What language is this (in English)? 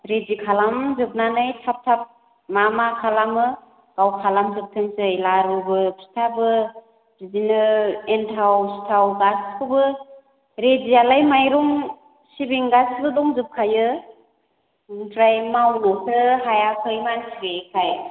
Bodo